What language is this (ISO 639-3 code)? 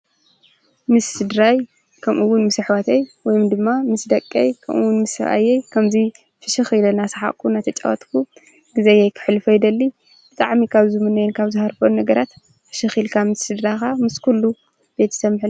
tir